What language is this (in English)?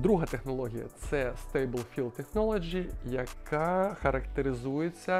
Ukrainian